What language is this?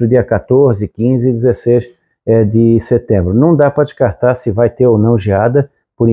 Portuguese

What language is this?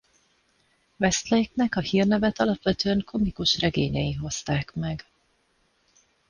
Hungarian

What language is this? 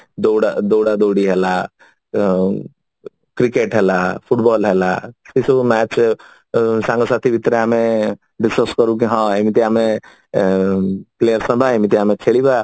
Odia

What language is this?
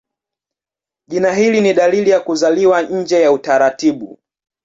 Swahili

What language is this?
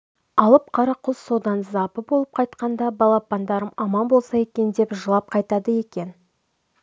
Kazakh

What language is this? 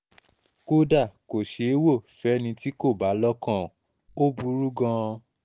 Yoruba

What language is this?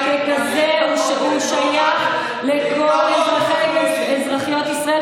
Hebrew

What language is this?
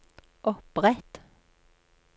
Norwegian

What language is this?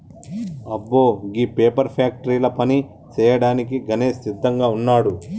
Telugu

